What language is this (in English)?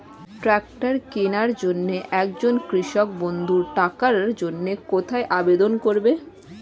Bangla